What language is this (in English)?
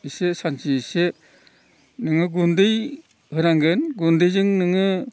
Bodo